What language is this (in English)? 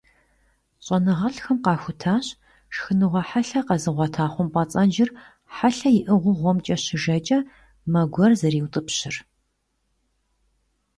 Kabardian